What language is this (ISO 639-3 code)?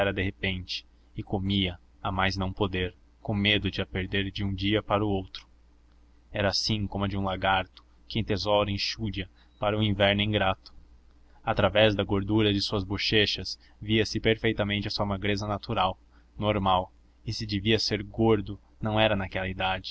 por